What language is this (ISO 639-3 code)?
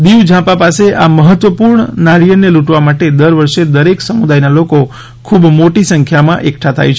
guj